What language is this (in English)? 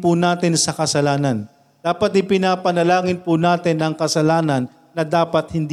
Filipino